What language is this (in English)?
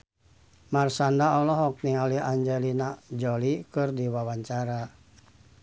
Sundanese